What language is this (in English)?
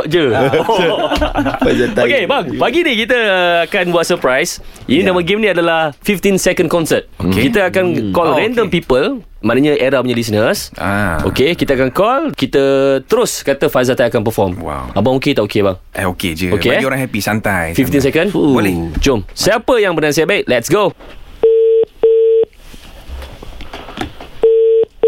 Malay